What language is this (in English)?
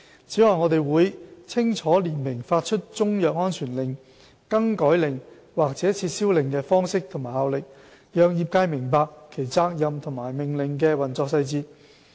Cantonese